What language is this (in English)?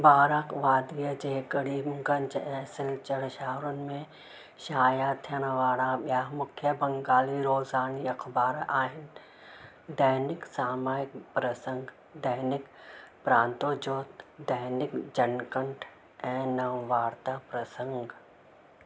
Sindhi